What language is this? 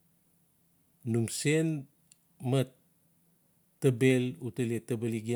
Notsi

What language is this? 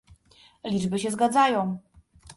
Polish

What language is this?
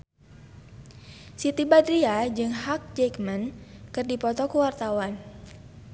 Sundanese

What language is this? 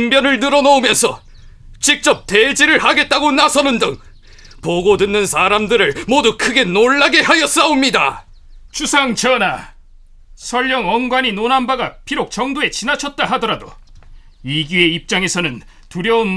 Korean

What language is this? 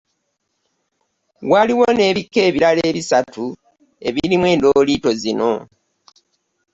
Ganda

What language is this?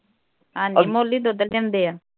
Punjabi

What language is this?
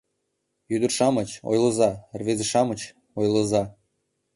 Mari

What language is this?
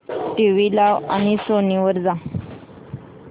Marathi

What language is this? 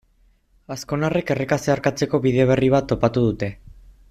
Basque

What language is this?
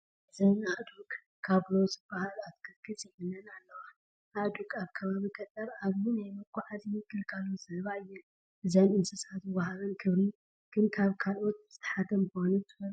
Tigrinya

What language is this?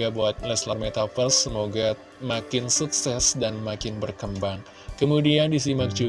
Indonesian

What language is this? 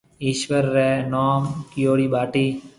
Marwari (Pakistan)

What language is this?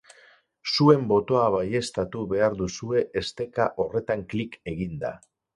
Basque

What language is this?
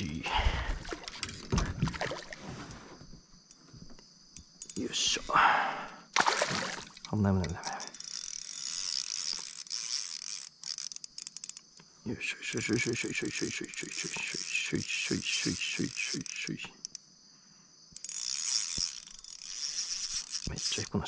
Japanese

